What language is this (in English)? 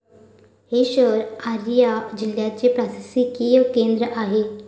Marathi